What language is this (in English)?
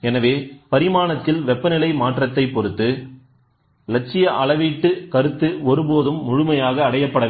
Tamil